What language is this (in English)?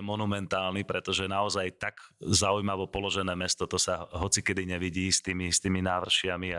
Slovak